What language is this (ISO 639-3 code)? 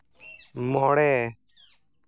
sat